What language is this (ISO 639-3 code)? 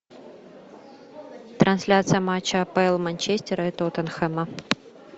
rus